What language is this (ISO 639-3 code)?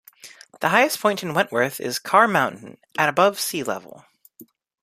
eng